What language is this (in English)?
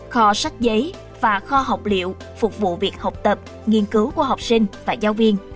Vietnamese